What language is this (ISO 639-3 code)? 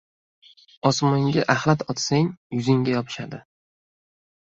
uzb